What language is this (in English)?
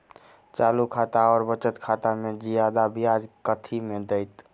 Maithili